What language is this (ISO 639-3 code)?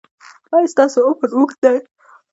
pus